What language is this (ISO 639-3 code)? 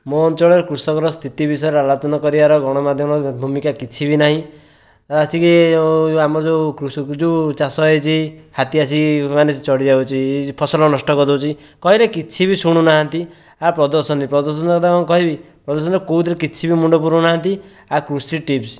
ori